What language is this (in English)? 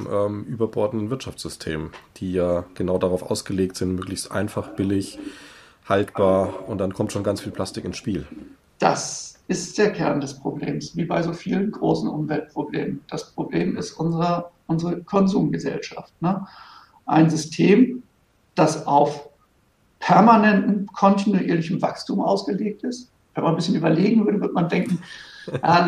German